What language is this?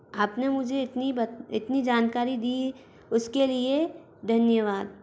Hindi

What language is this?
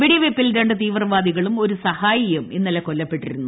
Malayalam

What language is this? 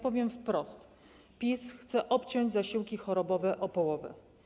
Polish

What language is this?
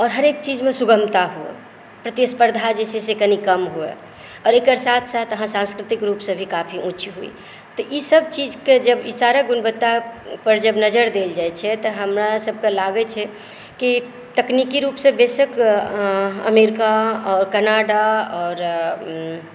Maithili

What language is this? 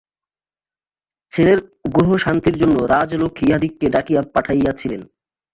Bangla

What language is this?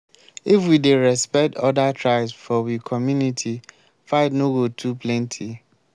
Nigerian Pidgin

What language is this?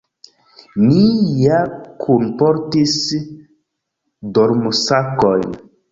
Esperanto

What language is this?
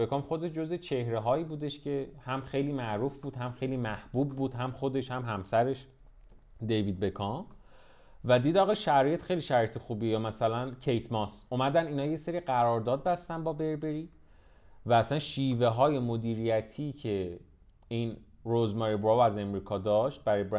Persian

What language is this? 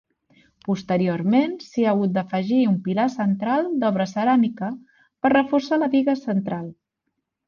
Catalan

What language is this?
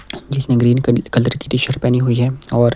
Hindi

